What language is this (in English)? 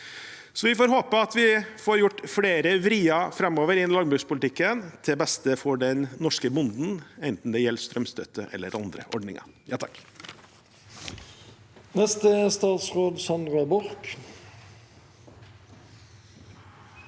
Norwegian